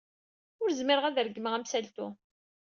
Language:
Kabyle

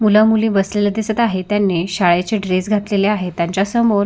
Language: Marathi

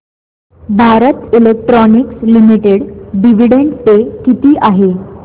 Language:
Marathi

